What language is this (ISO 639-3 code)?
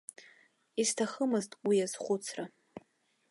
abk